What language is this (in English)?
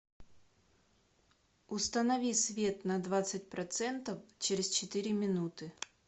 Russian